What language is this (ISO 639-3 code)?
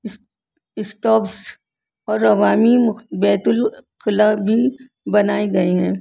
urd